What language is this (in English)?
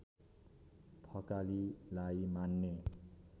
Nepali